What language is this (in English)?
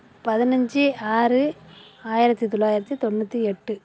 Tamil